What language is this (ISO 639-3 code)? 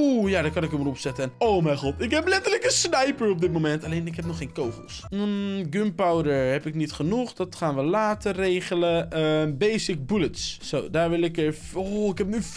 nld